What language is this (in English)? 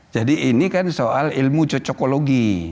Indonesian